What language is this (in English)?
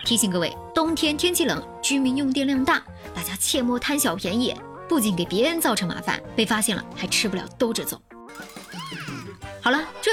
Chinese